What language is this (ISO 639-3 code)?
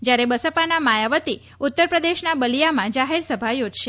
guj